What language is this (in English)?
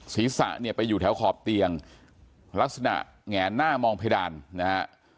Thai